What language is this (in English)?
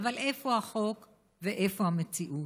Hebrew